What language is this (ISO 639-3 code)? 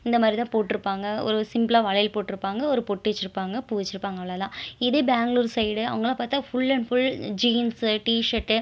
tam